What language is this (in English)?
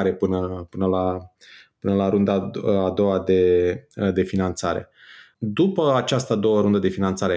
Romanian